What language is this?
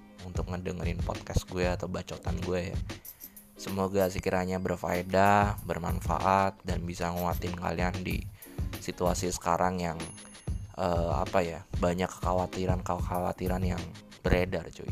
Indonesian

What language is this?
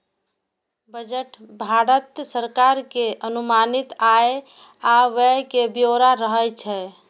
Maithili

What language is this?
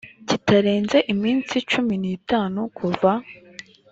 Kinyarwanda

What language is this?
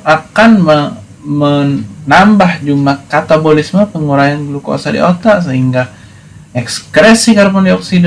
Indonesian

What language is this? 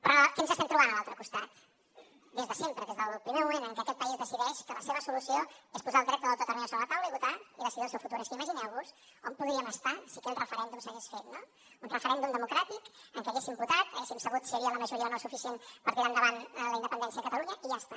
Catalan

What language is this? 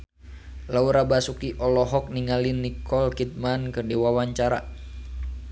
Sundanese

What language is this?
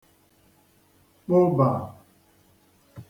Igbo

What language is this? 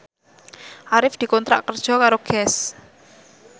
Javanese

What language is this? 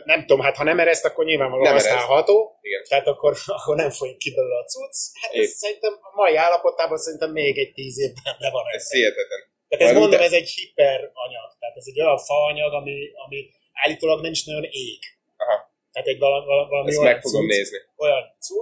Hungarian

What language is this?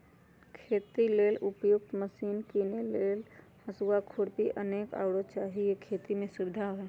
Magahi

